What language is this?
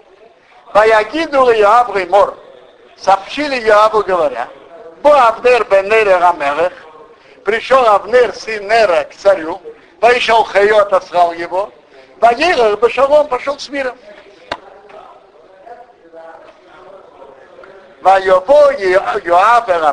Russian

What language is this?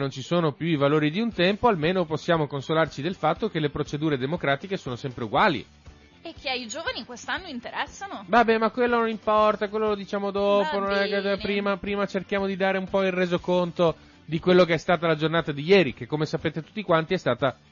Italian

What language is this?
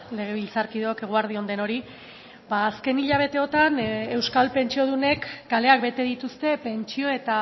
Basque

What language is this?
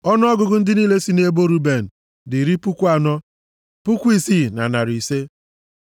Igbo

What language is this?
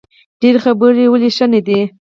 Pashto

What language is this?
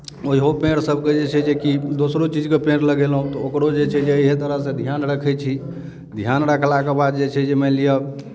Maithili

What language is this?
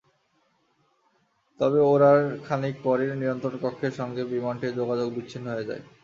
Bangla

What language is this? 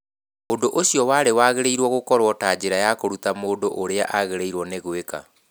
Kikuyu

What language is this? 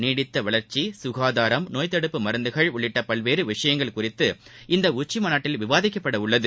Tamil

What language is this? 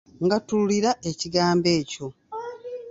Ganda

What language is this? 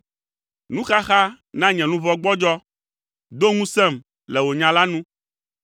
Ewe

